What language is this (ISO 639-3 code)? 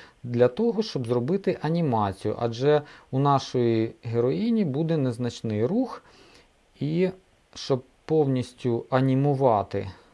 ukr